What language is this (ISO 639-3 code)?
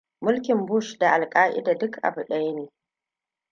hau